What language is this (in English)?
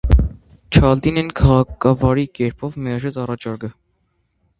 Armenian